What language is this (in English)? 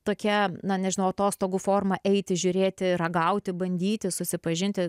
Lithuanian